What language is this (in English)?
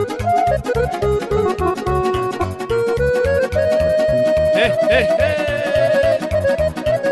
Romanian